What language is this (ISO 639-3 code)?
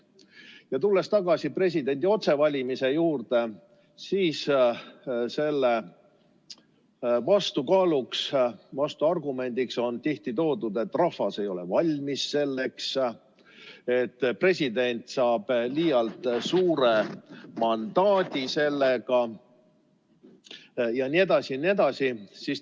est